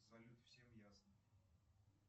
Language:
Russian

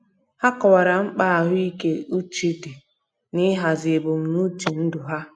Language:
Igbo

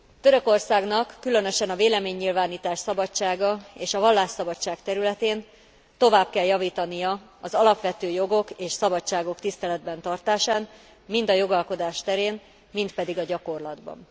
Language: Hungarian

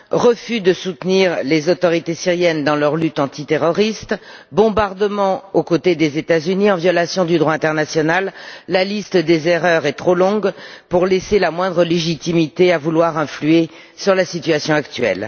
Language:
French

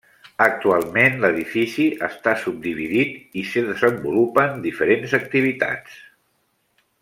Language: Catalan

